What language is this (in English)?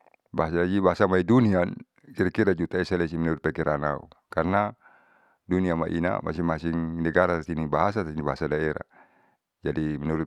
Saleman